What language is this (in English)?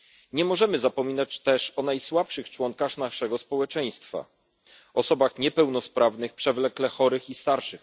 Polish